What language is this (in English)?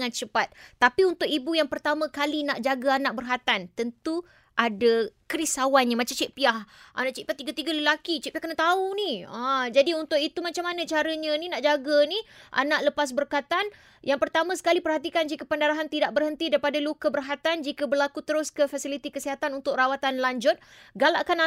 Malay